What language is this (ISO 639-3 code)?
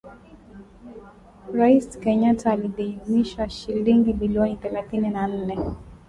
swa